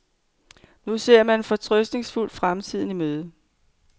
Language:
Danish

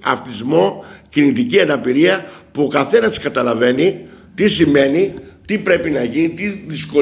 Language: Greek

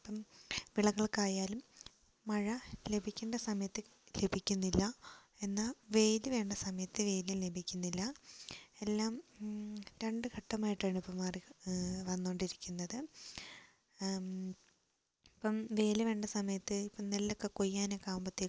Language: Malayalam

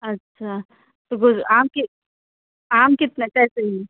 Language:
Hindi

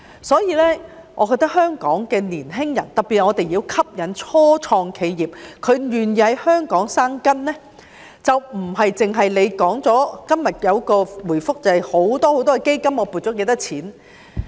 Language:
Cantonese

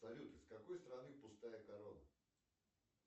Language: Russian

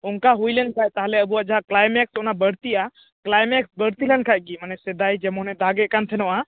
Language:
Santali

